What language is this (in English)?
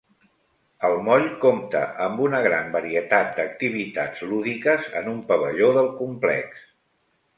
Catalan